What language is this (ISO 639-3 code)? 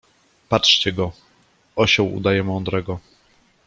pol